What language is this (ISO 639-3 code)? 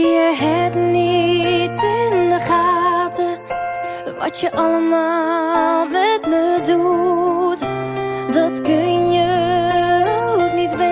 nld